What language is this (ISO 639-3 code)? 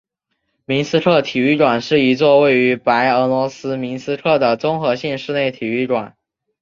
zho